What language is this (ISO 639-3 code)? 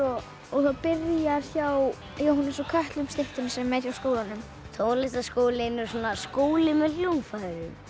isl